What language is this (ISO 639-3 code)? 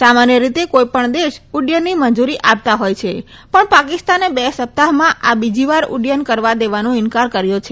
guj